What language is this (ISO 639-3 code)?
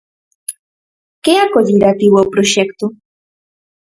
glg